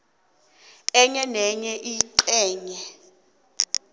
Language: South Ndebele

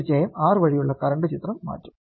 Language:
Malayalam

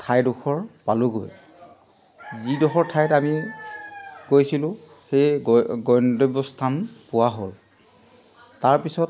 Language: Assamese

